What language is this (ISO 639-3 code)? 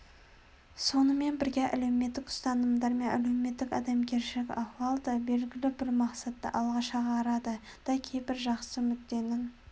kaz